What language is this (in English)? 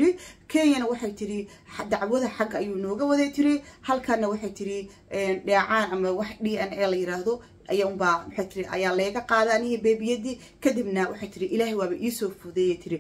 Arabic